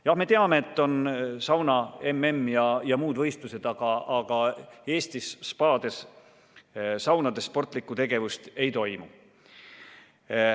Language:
Estonian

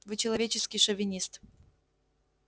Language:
Russian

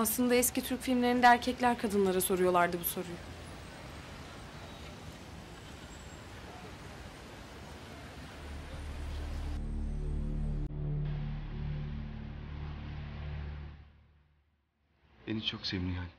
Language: Turkish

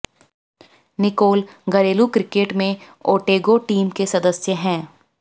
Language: Hindi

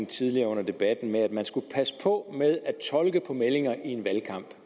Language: Danish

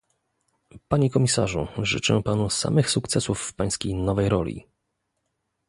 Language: Polish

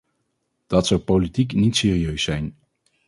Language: Dutch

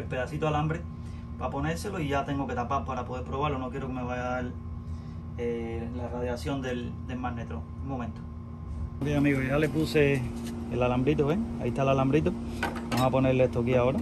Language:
Spanish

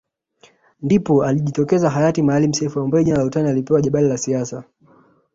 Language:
Swahili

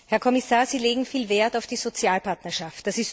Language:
German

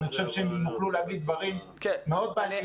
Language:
Hebrew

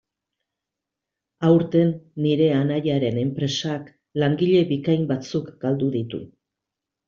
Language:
Basque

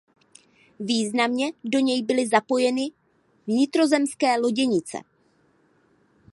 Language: Czech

